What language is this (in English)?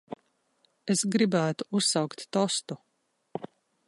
Latvian